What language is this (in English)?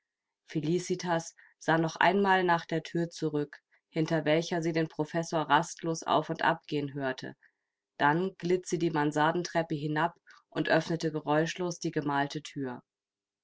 German